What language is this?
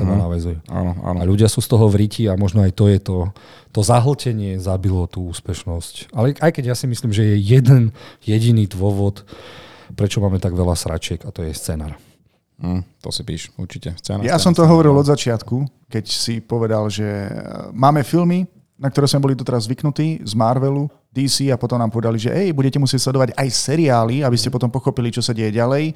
Slovak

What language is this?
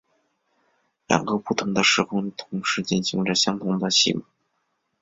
Chinese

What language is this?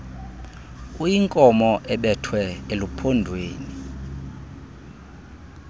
Xhosa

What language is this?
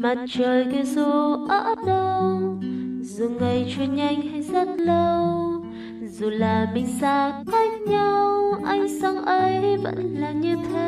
Vietnamese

